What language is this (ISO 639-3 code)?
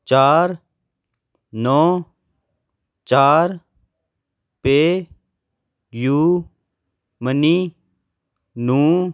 pan